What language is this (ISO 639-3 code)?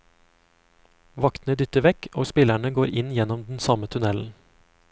nor